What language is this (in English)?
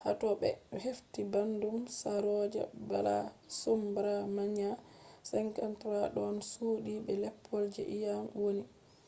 Fula